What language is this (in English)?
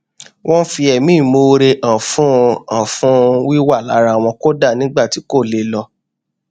Yoruba